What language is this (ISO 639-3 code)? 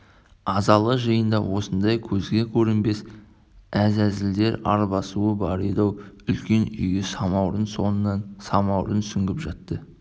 kaz